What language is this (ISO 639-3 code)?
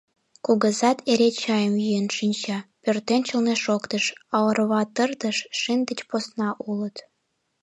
chm